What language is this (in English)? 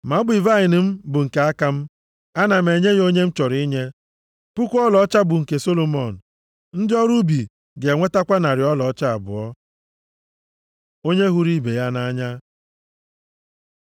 Igbo